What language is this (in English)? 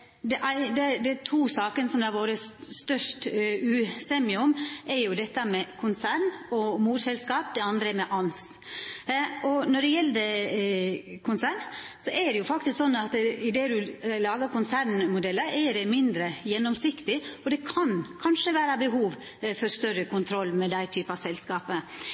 Norwegian Nynorsk